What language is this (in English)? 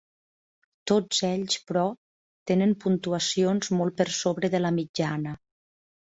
Catalan